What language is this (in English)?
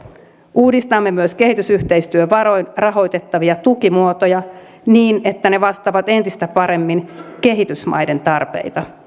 Finnish